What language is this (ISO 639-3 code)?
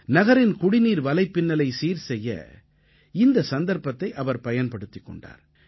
tam